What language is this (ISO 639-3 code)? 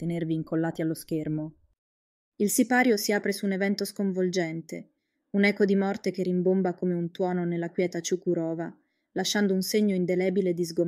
ita